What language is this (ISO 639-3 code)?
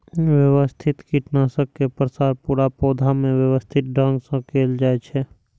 mai